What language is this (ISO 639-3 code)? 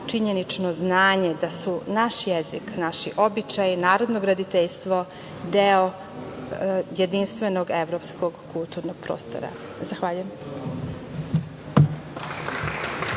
srp